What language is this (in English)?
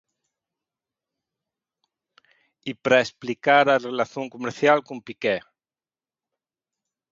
Galician